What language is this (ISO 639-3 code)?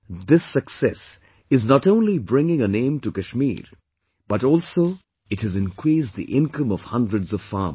eng